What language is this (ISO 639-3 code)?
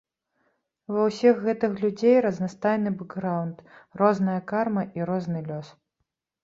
bel